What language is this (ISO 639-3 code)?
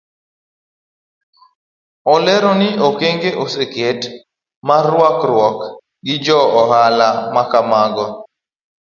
luo